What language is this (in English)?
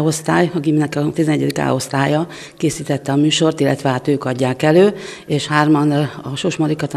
Hungarian